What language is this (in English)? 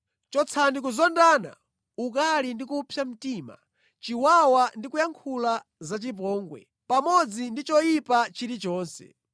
Nyanja